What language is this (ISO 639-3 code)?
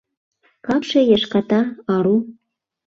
chm